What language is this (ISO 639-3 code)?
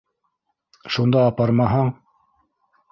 bak